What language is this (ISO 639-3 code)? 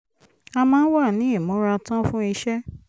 yor